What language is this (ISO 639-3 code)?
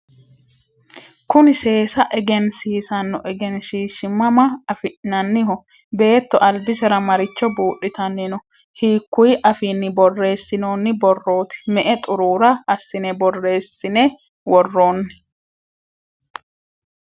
sid